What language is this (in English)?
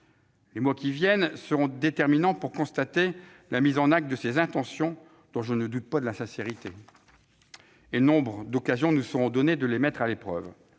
French